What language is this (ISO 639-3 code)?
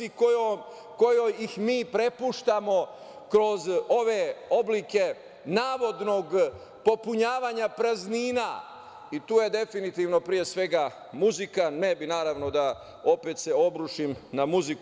srp